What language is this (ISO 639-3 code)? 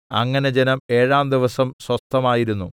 mal